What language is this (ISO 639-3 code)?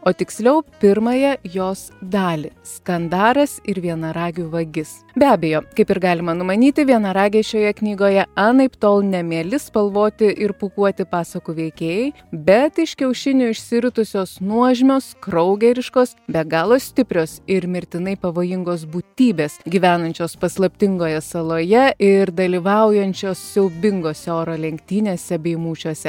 lit